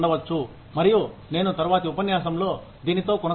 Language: Telugu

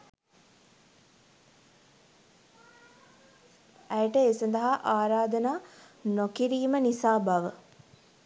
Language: Sinhala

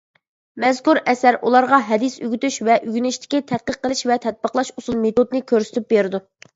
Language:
Uyghur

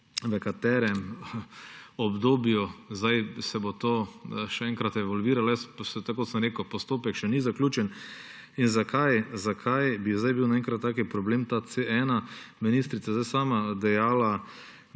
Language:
Slovenian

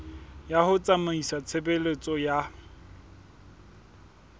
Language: Southern Sotho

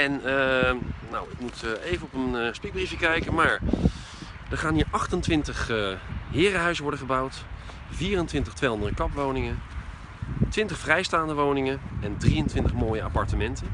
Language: Dutch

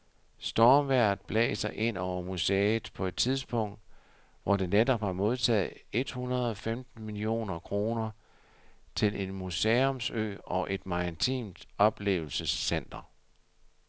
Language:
Danish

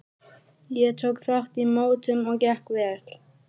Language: Icelandic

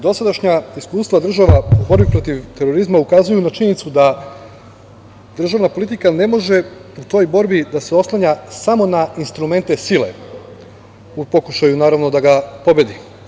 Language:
Serbian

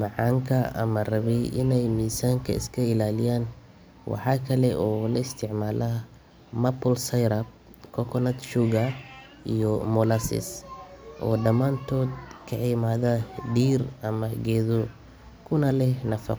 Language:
Somali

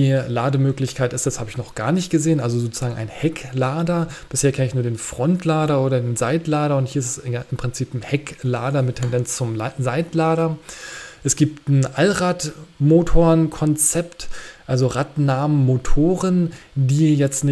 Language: German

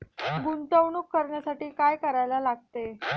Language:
Marathi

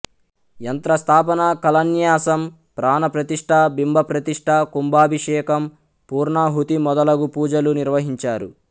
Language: Telugu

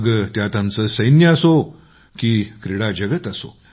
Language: Marathi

